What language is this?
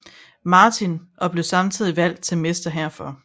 Danish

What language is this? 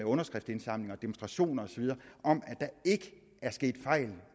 Danish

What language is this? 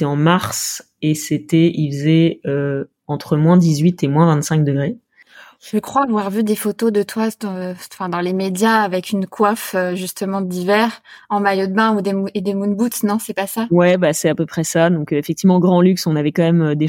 French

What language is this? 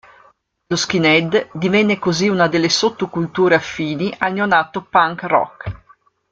Italian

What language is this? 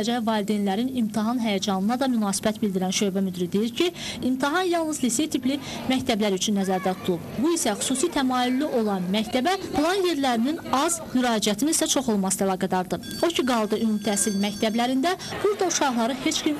Turkish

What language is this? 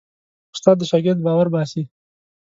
Pashto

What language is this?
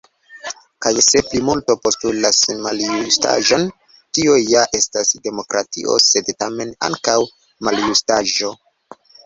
Esperanto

